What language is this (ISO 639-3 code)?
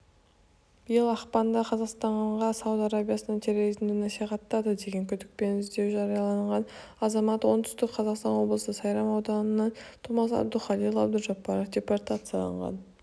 kaz